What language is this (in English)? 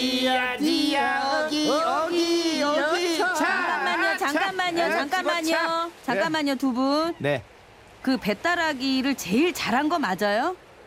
Korean